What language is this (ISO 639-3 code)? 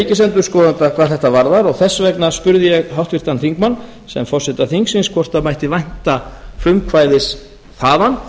isl